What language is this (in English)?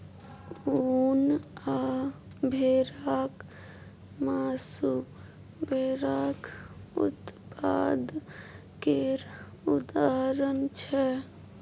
Maithili